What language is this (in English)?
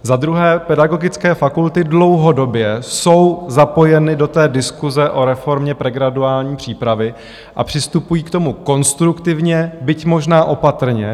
Czech